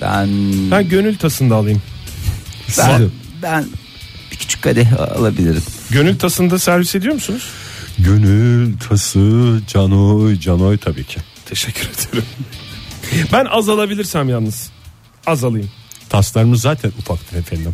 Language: Turkish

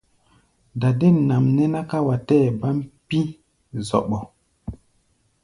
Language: Gbaya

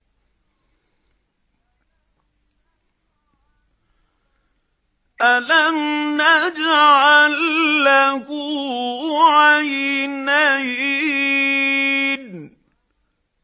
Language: Arabic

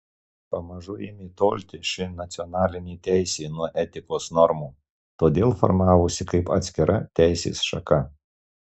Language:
Lithuanian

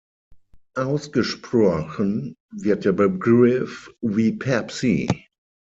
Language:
German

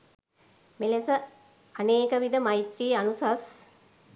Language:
Sinhala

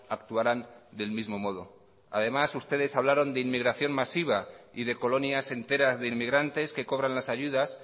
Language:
Spanish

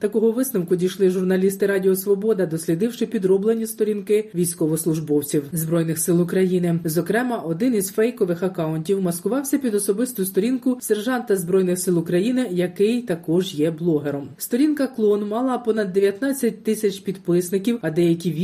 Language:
Ukrainian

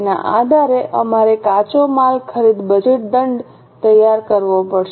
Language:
Gujarati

